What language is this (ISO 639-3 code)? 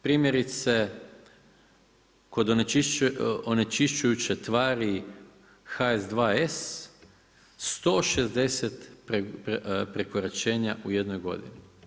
hrv